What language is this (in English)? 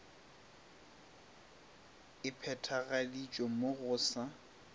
Northern Sotho